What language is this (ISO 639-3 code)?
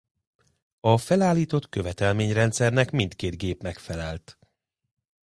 hun